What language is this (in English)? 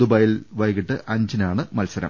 Malayalam